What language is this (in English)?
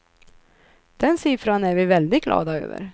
Swedish